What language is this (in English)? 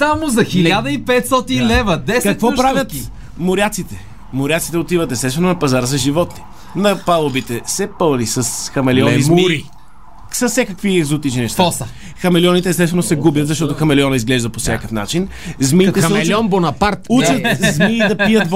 Bulgarian